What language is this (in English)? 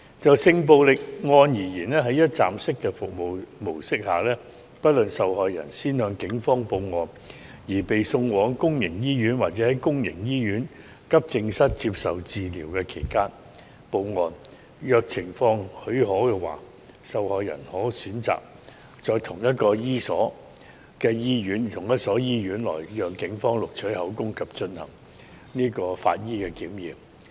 Cantonese